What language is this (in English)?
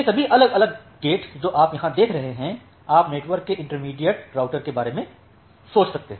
Hindi